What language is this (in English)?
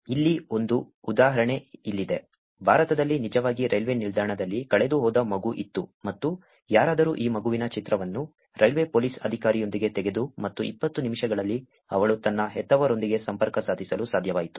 Kannada